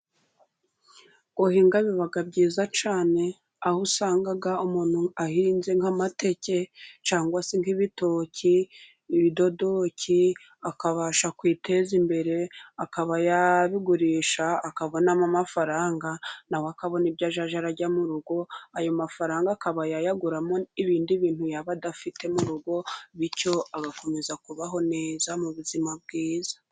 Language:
Kinyarwanda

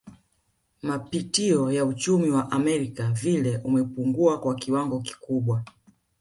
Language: Swahili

